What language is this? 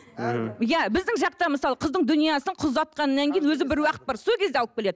Kazakh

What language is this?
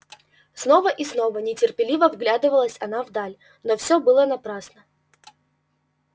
Russian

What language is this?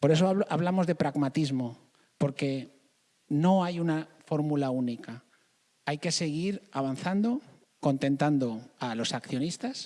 Spanish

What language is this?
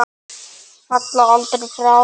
Icelandic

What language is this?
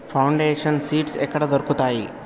Telugu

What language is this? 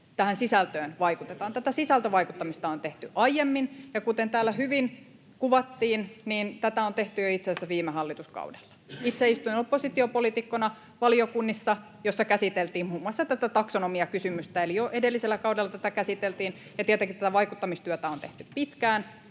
Finnish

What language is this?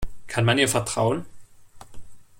German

